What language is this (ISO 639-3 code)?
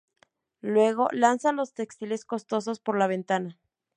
spa